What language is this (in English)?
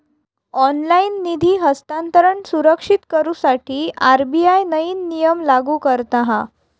Marathi